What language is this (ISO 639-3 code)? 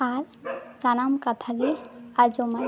sat